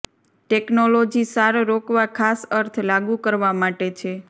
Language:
Gujarati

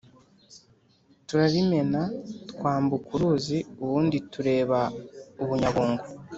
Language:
Kinyarwanda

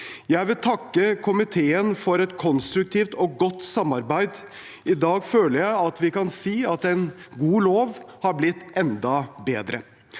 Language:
Norwegian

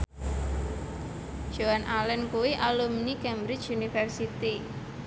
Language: Javanese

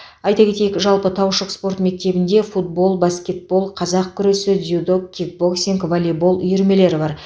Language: Kazakh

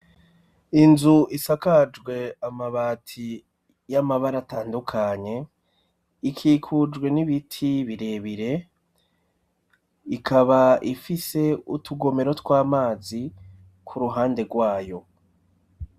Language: Rundi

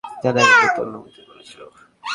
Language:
Bangla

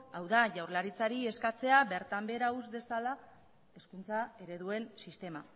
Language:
Basque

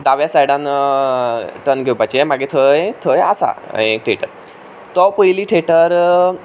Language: Konkani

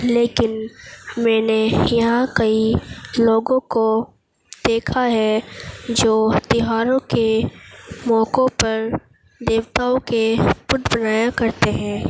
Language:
Urdu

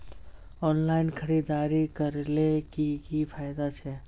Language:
Magahi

